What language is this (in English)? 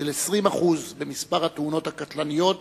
Hebrew